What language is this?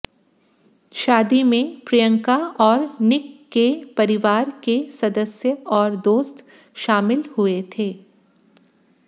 Hindi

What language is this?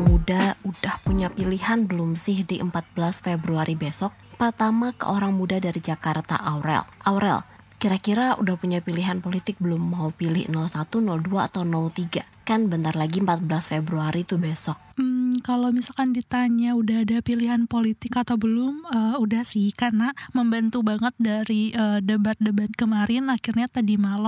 Indonesian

